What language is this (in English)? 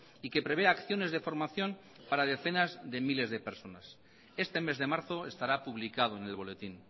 Spanish